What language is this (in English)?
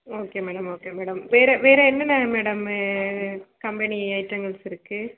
Tamil